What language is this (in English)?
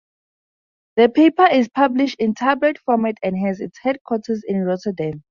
English